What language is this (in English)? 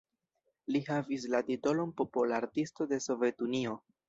Esperanto